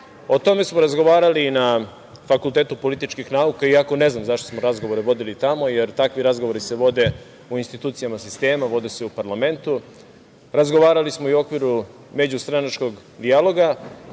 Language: Serbian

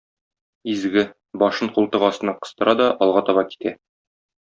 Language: Tatar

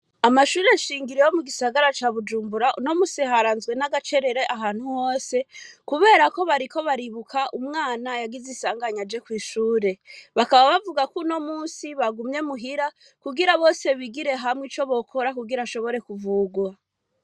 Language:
Rundi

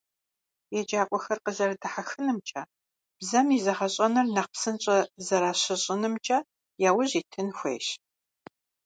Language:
Kabardian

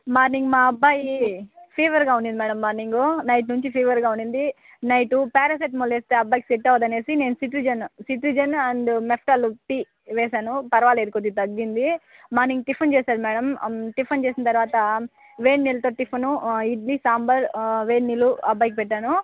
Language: Telugu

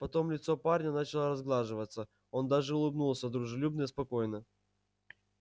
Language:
Russian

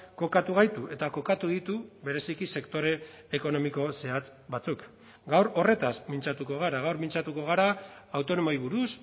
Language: Basque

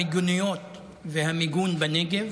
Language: Hebrew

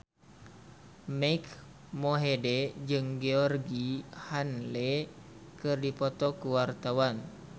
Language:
Sundanese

